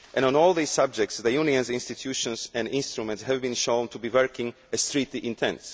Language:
English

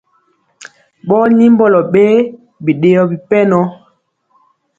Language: Mpiemo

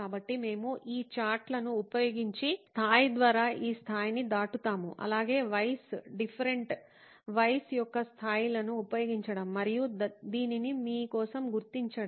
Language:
Telugu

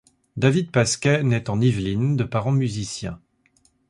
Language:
French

